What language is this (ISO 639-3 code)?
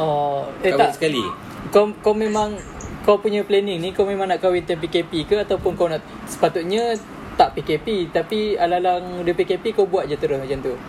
msa